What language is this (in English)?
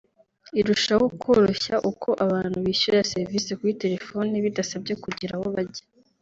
Kinyarwanda